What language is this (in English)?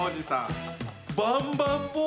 Japanese